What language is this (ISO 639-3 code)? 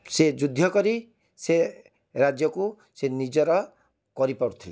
ori